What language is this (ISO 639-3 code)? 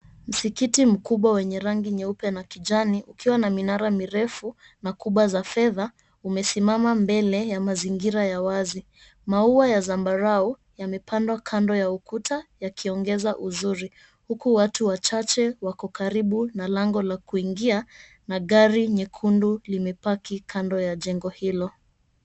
swa